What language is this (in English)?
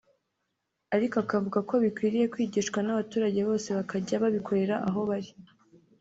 Kinyarwanda